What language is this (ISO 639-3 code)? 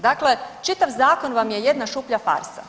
hrv